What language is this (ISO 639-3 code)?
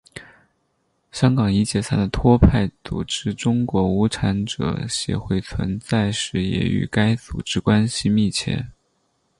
zho